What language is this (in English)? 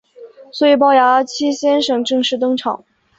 Chinese